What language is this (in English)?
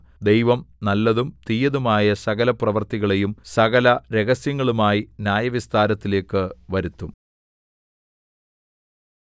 Malayalam